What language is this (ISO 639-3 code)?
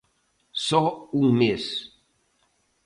glg